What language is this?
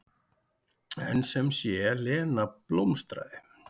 Icelandic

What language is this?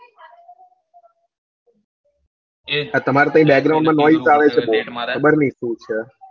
Gujarati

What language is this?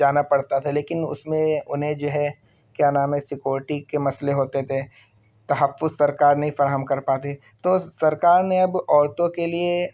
Urdu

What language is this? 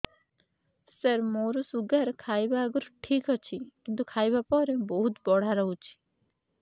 Odia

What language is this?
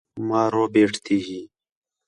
Khetrani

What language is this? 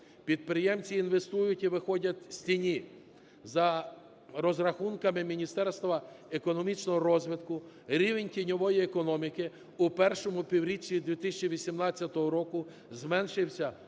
Ukrainian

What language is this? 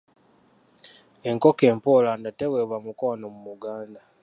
Ganda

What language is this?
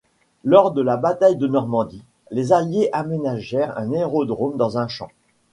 French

